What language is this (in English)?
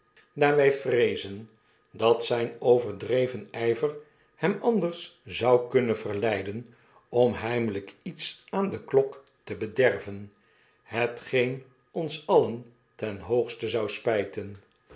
Dutch